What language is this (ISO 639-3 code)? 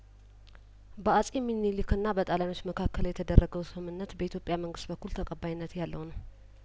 amh